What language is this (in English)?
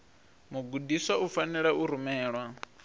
Venda